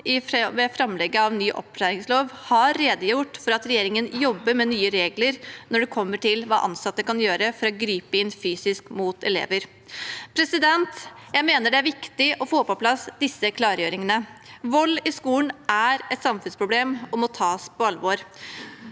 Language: Norwegian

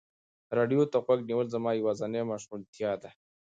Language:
Pashto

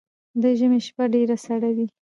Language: Pashto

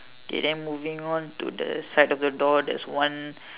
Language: English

